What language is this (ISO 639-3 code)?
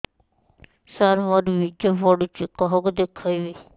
ori